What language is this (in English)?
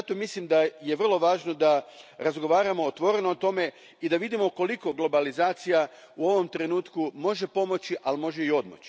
Croatian